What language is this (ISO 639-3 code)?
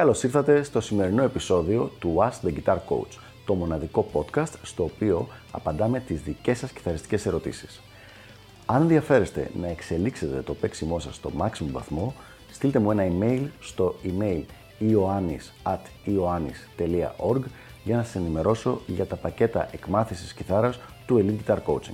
ell